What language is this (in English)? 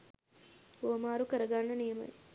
Sinhala